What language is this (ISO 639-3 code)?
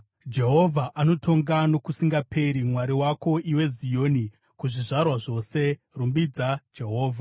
sna